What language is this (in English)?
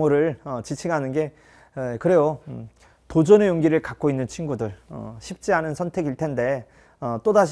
Korean